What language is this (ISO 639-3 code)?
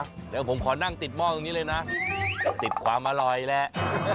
tha